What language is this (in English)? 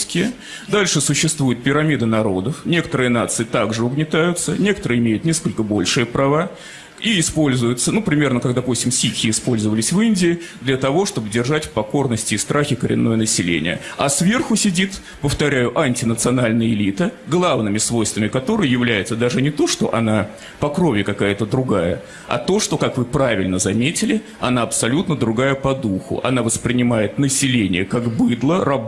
Russian